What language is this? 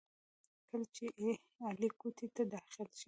Pashto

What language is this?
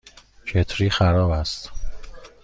Persian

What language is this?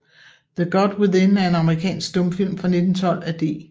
Danish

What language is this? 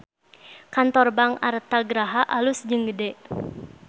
Sundanese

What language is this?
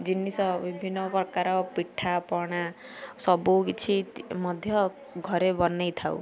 Odia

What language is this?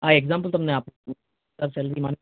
Gujarati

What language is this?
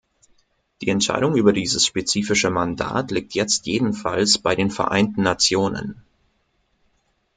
German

